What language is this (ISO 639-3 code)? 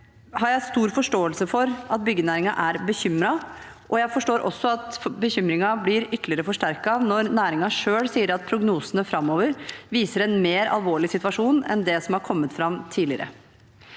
nor